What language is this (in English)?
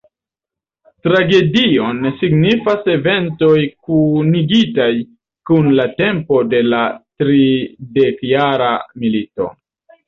Esperanto